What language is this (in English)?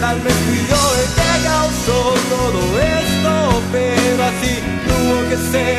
Spanish